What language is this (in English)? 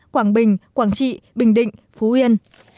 Vietnamese